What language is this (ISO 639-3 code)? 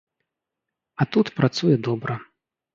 bel